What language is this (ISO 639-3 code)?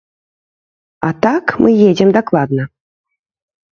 bel